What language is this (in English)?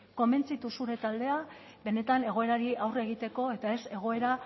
Basque